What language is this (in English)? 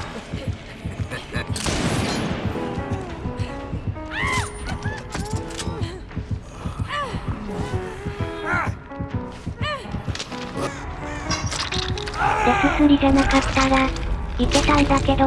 Japanese